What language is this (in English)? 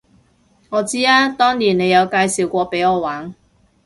Cantonese